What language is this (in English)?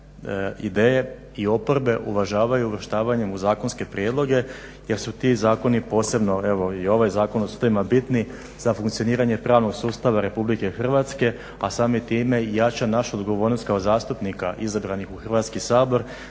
Croatian